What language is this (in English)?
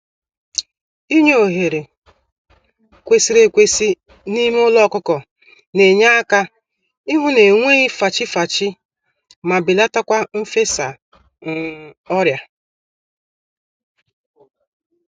Igbo